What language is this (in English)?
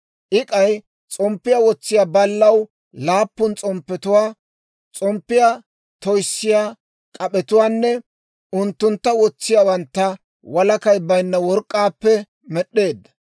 Dawro